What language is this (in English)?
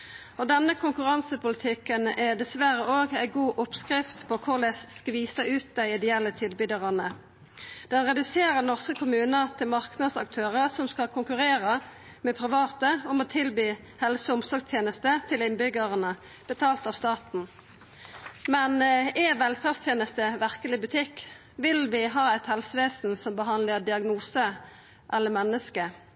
Norwegian Nynorsk